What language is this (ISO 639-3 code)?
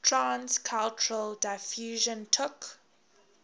eng